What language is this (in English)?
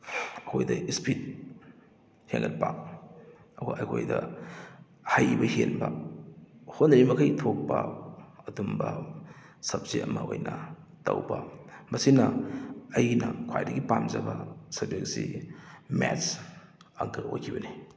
Manipuri